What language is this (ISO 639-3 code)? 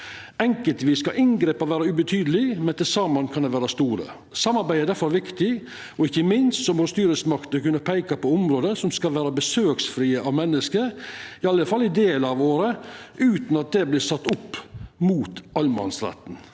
nor